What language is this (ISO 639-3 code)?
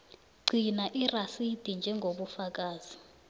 nbl